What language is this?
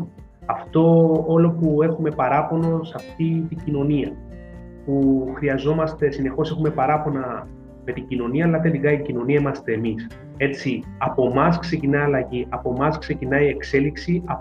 Greek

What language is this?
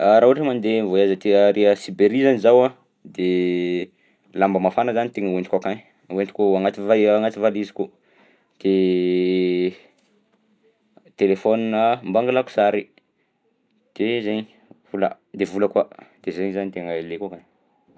Southern Betsimisaraka Malagasy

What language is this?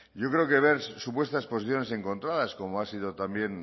Spanish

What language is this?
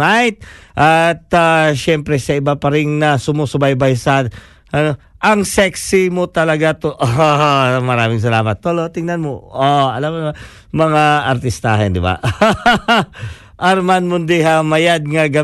Filipino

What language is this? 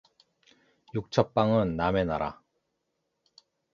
Korean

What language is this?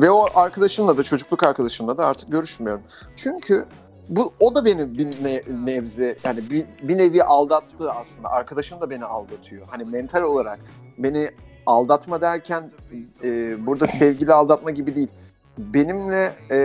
Turkish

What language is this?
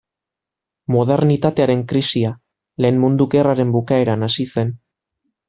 Basque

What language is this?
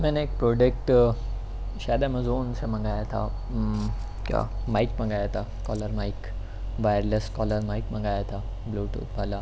Urdu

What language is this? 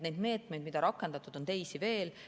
Estonian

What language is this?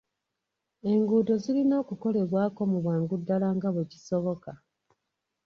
Ganda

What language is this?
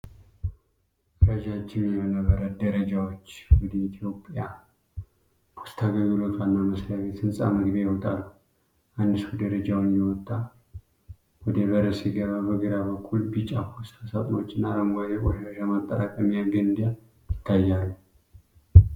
Amharic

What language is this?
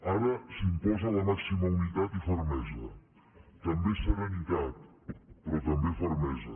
Catalan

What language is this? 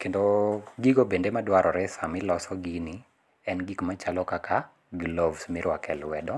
Luo (Kenya and Tanzania)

